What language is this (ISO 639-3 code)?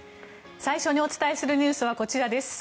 jpn